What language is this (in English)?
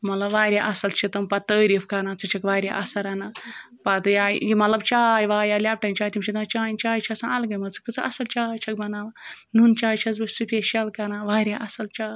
Kashmiri